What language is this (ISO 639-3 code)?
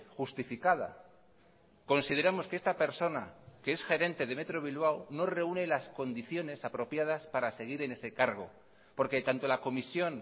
spa